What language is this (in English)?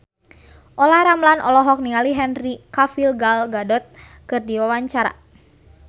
Sundanese